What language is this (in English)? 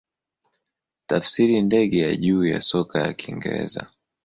Swahili